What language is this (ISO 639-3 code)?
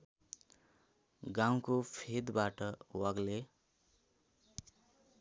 nep